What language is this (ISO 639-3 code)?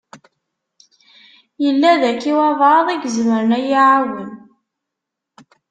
kab